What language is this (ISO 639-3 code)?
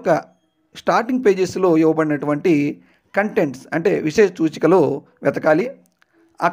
tel